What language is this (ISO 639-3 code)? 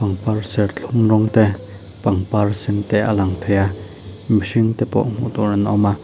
lus